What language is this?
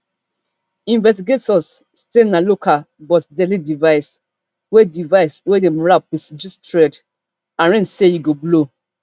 Nigerian Pidgin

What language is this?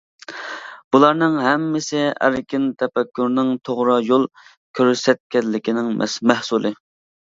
Uyghur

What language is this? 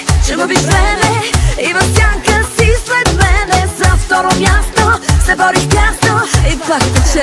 Arabic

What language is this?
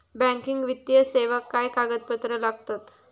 Marathi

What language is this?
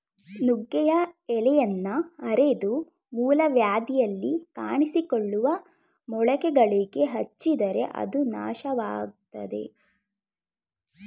Kannada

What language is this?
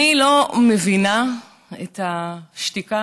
Hebrew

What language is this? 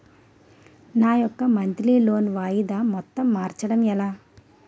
Telugu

